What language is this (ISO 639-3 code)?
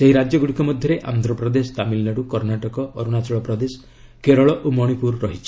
ori